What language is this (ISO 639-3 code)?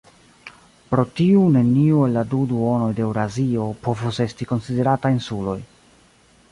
epo